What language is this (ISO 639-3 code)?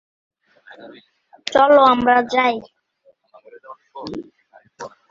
ben